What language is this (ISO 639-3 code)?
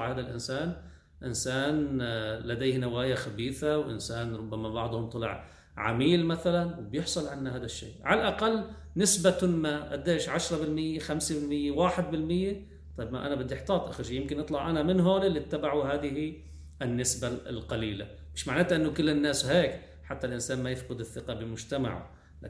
ara